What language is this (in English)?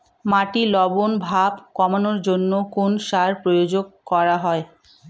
Bangla